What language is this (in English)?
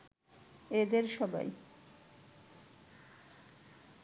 Bangla